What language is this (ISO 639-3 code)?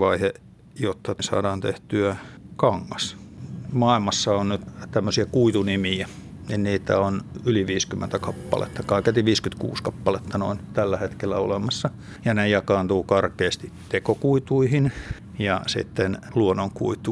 fin